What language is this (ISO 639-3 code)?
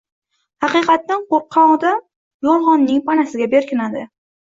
uzb